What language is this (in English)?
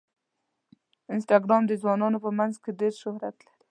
Pashto